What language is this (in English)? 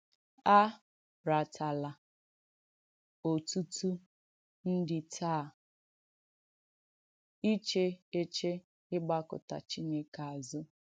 Igbo